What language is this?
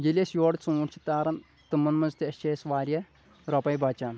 Kashmiri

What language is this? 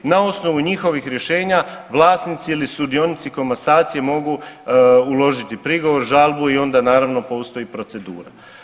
Croatian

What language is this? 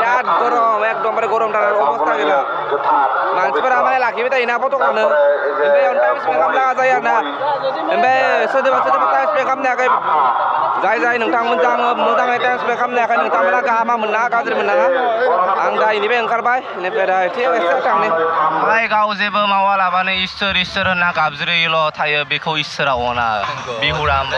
Thai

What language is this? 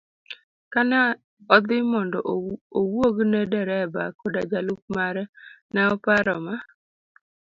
Luo (Kenya and Tanzania)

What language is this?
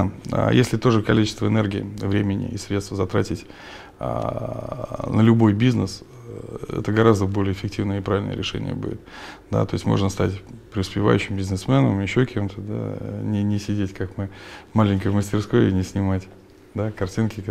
Russian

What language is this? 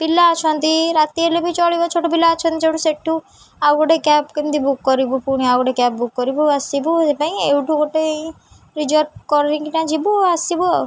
Odia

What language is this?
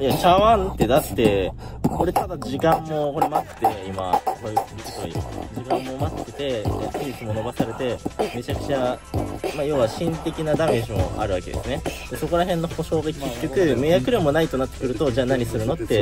Japanese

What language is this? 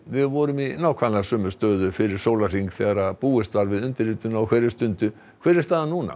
Icelandic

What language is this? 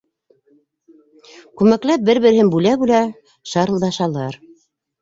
Bashkir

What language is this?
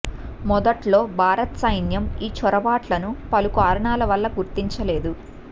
Telugu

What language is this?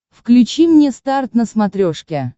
Russian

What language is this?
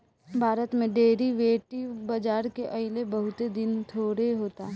Bhojpuri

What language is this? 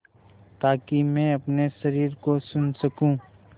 Hindi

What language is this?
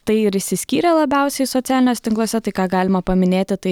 Lithuanian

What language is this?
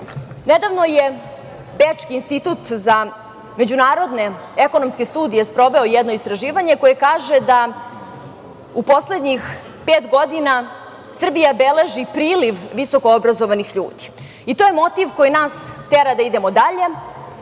Serbian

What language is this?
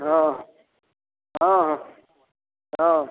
Maithili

